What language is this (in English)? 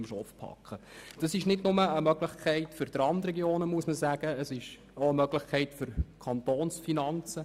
Swiss German